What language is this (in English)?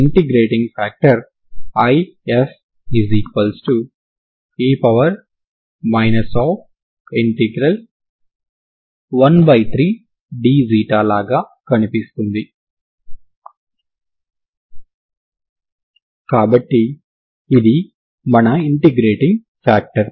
Telugu